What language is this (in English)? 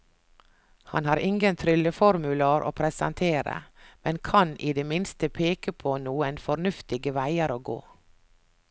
Norwegian